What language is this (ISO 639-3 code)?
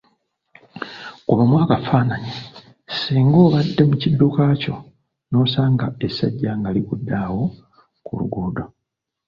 lug